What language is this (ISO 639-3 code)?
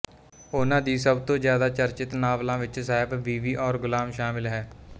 pan